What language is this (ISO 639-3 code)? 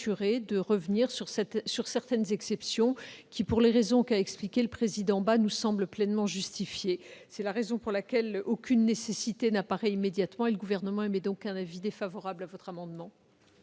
fra